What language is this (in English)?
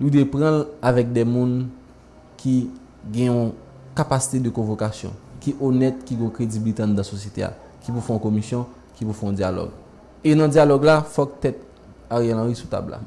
French